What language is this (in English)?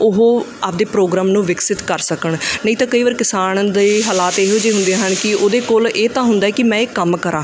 Punjabi